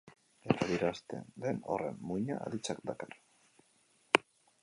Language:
Basque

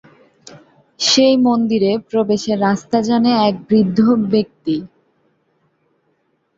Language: Bangla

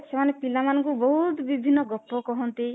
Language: Odia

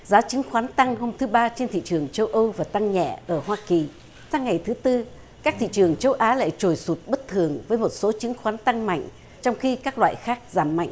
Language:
Vietnamese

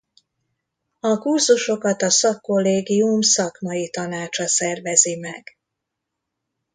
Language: Hungarian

